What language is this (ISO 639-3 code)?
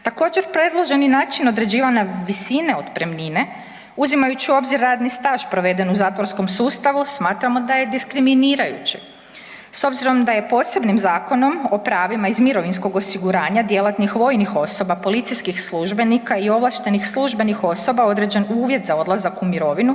hrv